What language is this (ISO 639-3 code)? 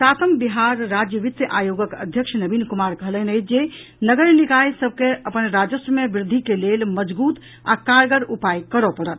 mai